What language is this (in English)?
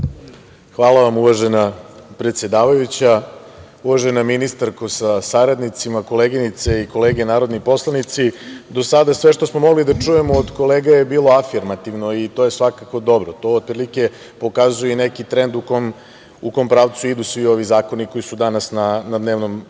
Serbian